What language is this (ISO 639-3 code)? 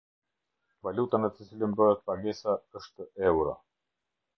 sqi